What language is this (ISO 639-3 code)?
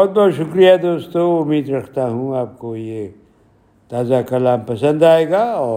urd